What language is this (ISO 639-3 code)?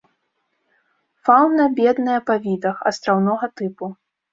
bel